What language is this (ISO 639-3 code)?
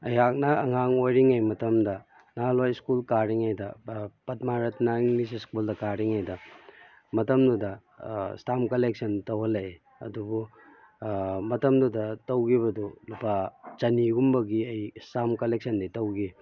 mni